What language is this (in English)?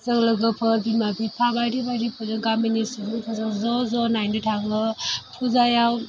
Bodo